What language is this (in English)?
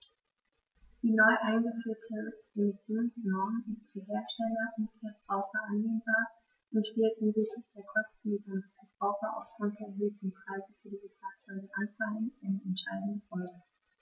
German